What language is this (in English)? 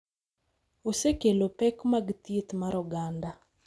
Luo (Kenya and Tanzania)